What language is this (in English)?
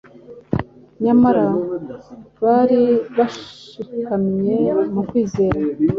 Kinyarwanda